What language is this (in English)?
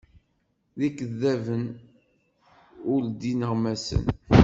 Kabyle